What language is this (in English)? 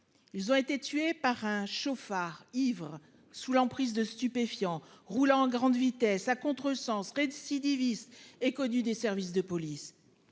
French